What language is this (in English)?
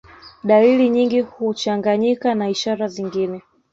Swahili